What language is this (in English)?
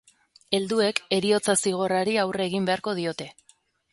Basque